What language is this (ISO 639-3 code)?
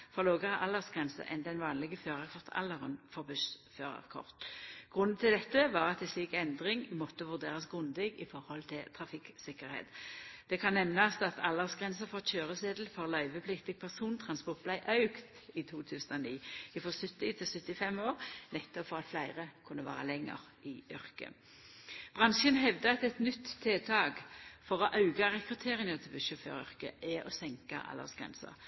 nno